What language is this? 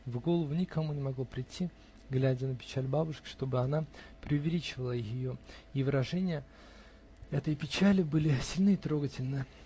Russian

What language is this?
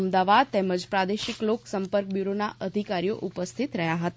Gujarati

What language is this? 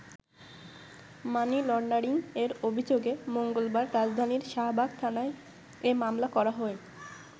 Bangla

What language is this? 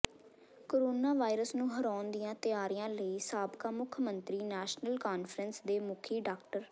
Punjabi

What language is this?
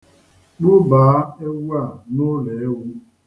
Igbo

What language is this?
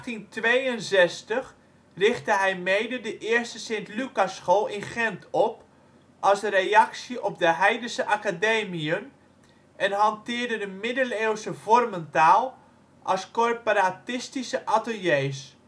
Dutch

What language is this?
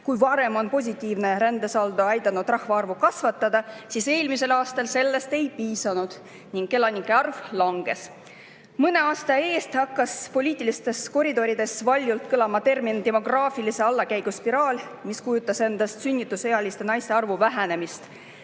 Estonian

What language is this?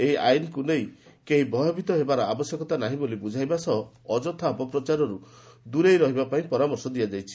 Odia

